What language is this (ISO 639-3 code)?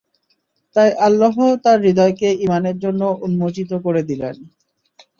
ben